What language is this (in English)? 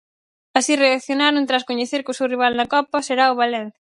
Galician